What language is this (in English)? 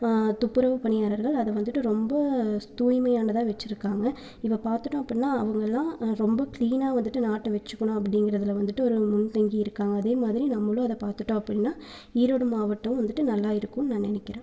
Tamil